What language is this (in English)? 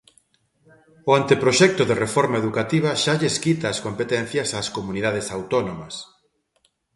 Galician